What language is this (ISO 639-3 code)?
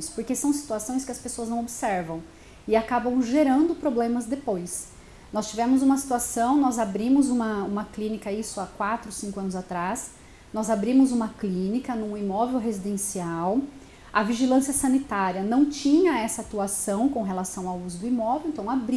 por